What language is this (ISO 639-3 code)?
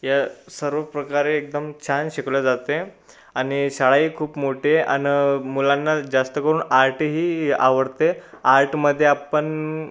mar